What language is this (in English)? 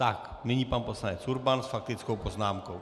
Czech